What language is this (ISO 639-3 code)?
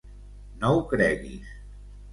cat